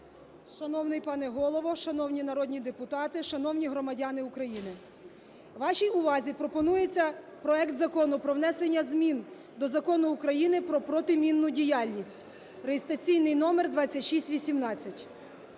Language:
Ukrainian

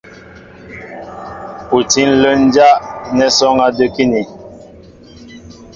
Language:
Mbo (Cameroon)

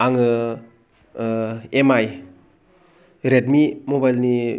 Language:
Bodo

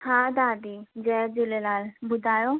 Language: Sindhi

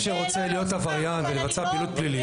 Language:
Hebrew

